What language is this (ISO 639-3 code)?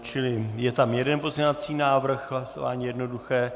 ces